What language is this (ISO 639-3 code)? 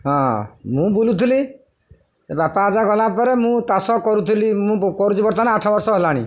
ori